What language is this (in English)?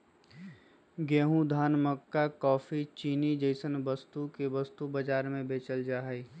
Magahi